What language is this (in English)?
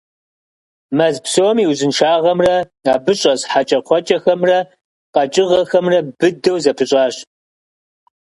Kabardian